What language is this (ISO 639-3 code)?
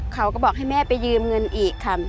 tha